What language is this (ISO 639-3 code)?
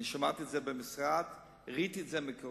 heb